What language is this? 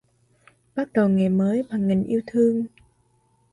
Vietnamese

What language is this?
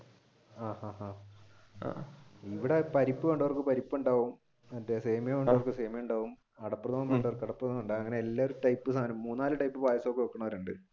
Malayalam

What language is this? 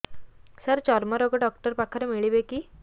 Odia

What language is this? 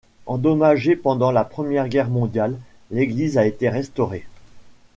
French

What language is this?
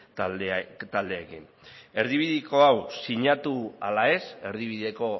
Basque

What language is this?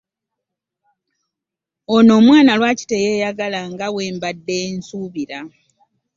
Ganda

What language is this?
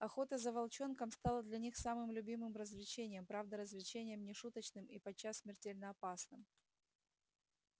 Russian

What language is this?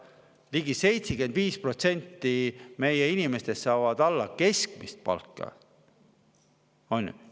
Estonian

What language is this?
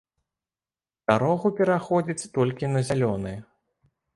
Belarusian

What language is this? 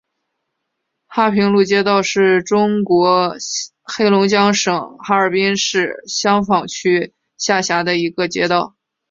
Chinese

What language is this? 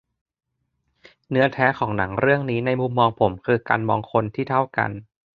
Thai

